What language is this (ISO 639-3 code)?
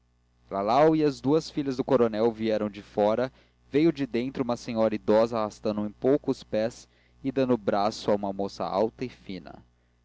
por